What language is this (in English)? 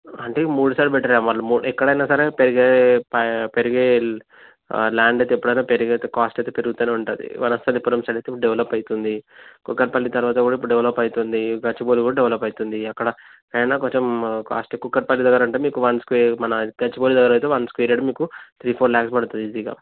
Telugu